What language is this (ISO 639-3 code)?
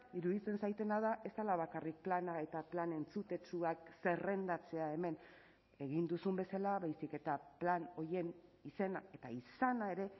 eus